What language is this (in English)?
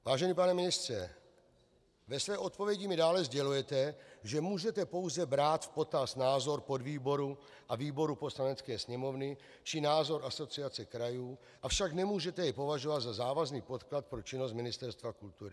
Czech